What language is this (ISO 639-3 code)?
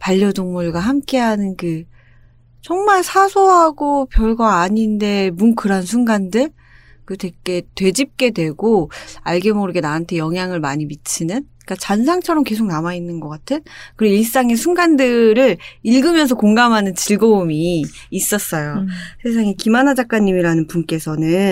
kor